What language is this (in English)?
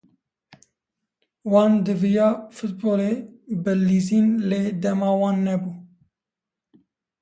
Kurdish